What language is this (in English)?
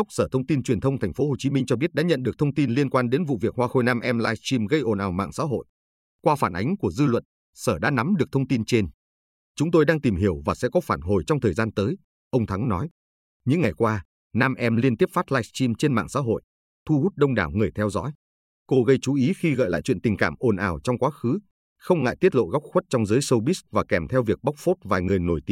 Vietnamese